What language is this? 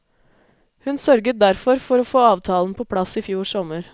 Norwegian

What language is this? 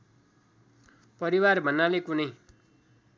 Nepali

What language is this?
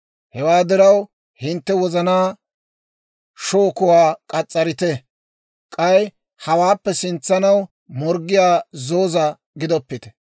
Dawro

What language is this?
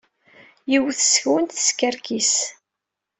Kabyle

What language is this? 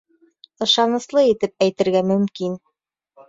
Bashkir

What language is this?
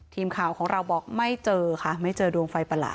Thai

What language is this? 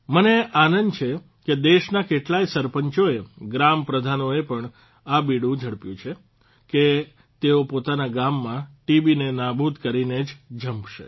Gujarati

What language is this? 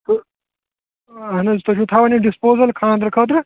Kashmiri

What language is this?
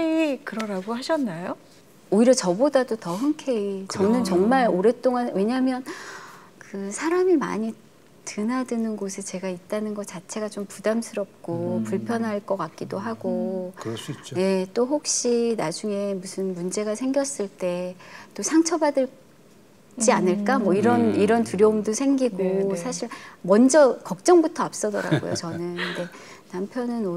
Korean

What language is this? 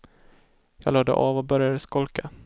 Swedish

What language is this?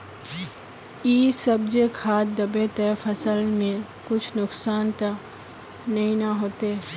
Magahi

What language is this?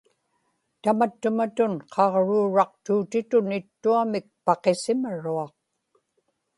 Inupiaq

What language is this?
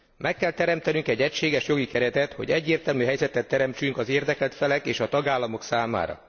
Hungarian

